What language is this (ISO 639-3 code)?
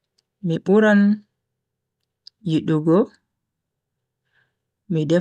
fui